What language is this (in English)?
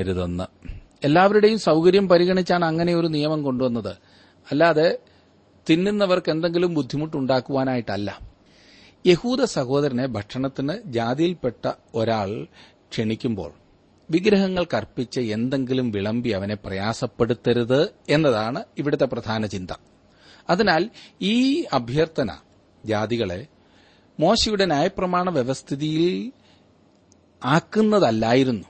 Malayalam